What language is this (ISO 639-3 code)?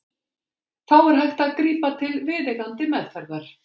isl